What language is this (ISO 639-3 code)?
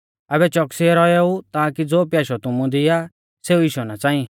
bfz